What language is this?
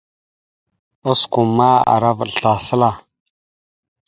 Mada (Cameroon)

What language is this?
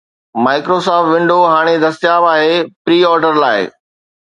Sindhi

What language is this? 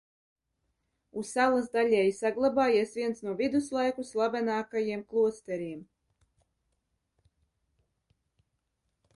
Latvian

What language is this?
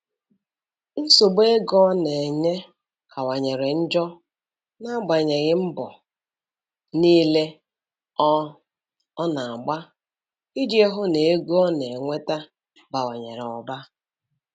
Igbo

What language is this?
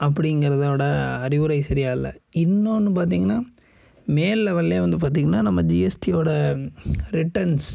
Tamil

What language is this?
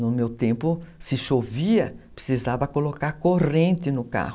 Portuguese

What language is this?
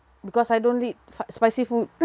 English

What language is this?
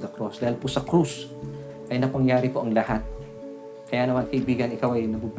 Filipino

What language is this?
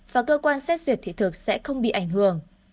Vietnamese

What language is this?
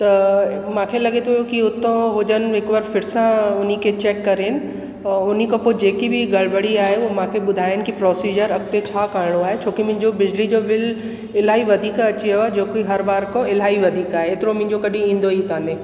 Sindhi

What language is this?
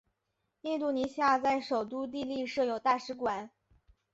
Chinese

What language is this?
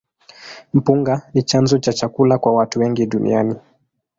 Swahili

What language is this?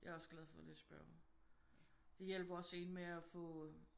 Danish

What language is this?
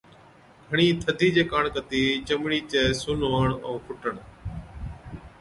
Od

